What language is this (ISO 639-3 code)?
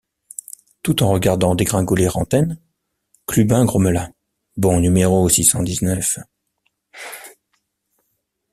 fra